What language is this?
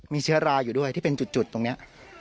Thai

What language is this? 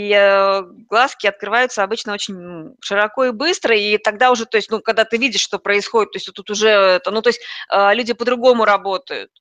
Russian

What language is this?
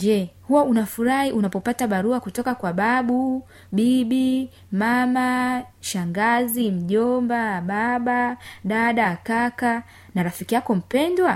Swahili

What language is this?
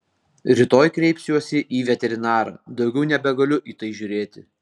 Lithuanian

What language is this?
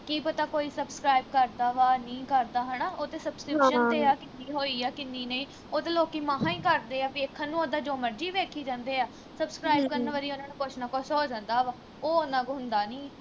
Punjabi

